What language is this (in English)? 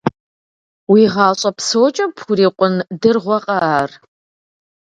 Kabardian